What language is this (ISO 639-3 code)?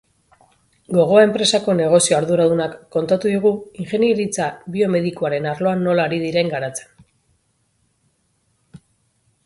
eus